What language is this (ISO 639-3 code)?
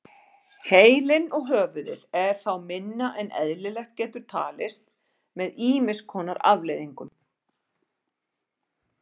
isl